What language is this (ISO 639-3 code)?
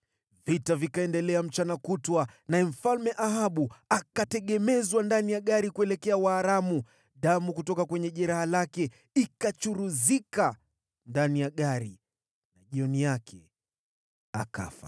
swa